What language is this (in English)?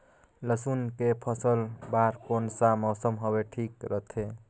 Chhattisgarhi